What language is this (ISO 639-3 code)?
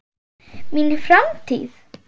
isl